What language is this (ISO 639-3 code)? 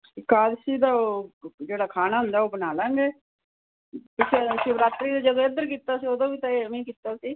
pan